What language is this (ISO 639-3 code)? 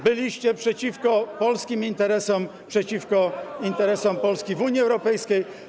pol